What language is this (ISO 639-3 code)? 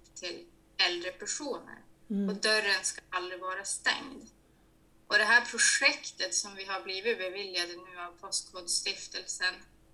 swe